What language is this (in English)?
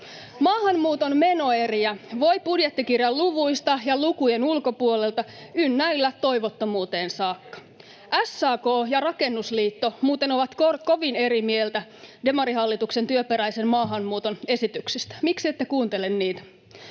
Finnish